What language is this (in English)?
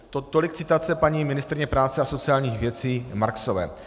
Czech